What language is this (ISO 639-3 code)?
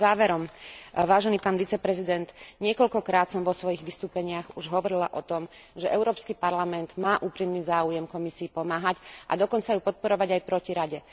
slk